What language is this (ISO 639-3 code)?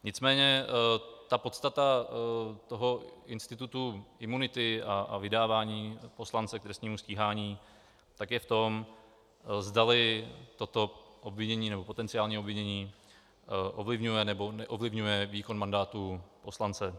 ces